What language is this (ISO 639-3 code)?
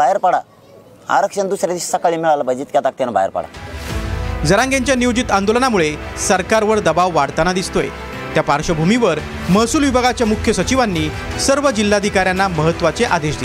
mar